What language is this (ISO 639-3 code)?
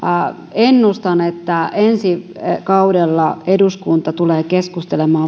fin